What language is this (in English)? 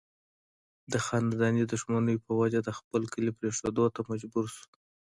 Pashto